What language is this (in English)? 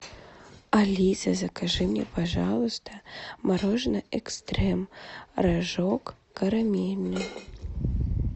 Russian